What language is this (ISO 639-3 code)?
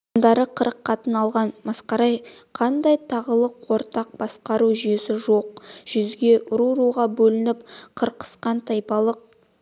kaz